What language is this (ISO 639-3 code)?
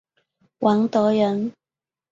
zho